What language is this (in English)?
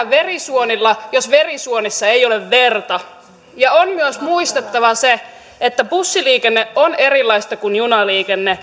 Finnish